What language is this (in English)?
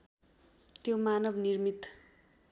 Nepali